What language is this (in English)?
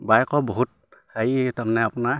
Assamese